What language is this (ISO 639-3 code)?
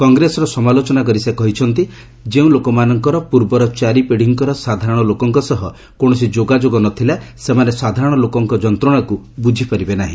ori